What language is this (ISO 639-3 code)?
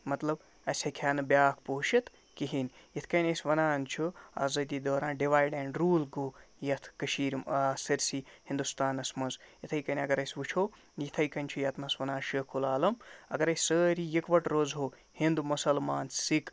kas